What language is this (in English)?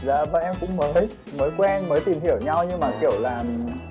Vietnamese